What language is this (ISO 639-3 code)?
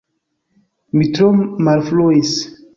epo